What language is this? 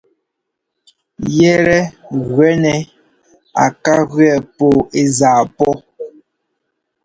Ngomba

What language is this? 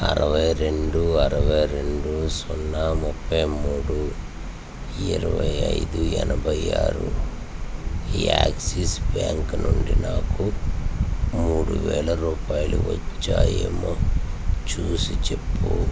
Telugu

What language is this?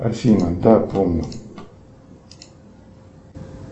Russian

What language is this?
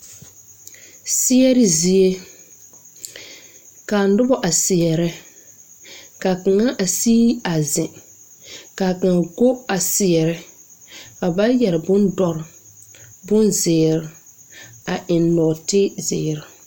Southern Dagaare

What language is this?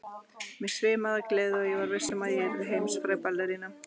Icelandic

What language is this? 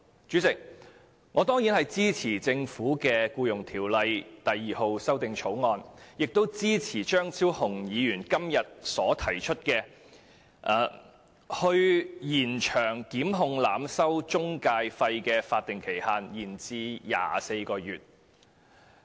Cantonese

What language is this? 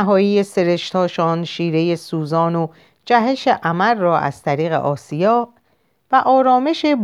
Persian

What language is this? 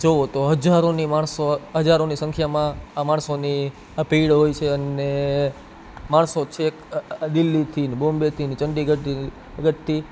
Gujarati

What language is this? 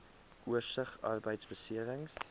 Afrikaans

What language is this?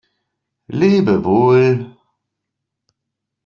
German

